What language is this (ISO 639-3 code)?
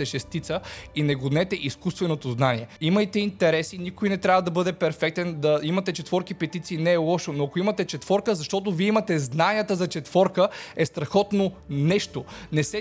bul